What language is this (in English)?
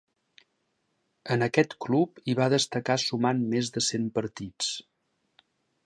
Catalan